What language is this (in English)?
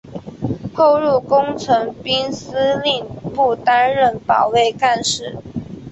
Chinese